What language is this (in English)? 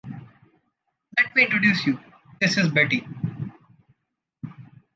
English